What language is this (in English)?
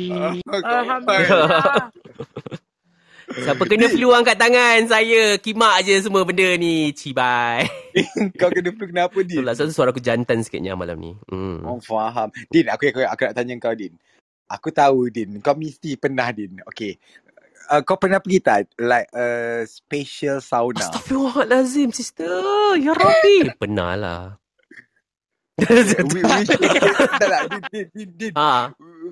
Malay